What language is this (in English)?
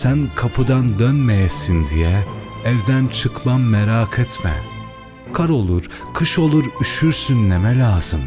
Turkish